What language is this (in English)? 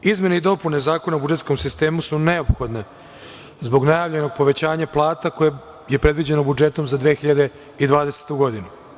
Serbian